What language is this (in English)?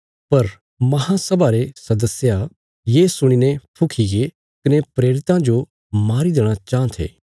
Bilaspuri